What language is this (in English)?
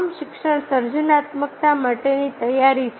Gujarati